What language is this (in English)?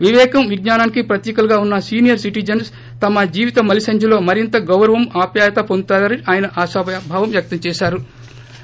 Telugu